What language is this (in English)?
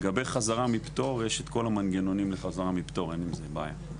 Hebrew